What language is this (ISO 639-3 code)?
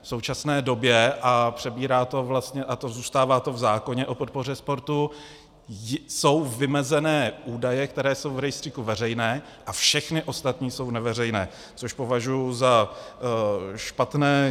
ces